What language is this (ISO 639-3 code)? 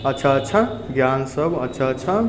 mai